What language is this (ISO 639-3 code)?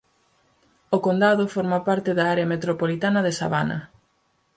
glg